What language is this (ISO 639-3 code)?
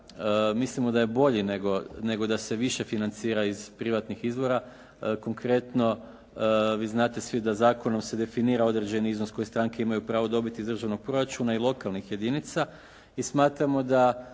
hrv